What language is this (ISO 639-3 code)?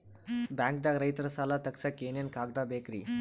kan